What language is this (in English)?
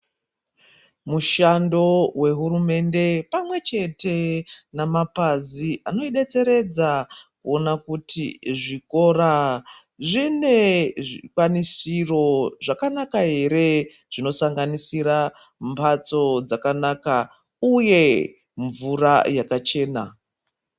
Ndau